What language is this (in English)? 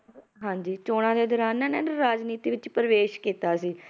Punjabi